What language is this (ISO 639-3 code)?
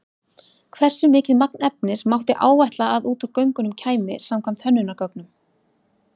isl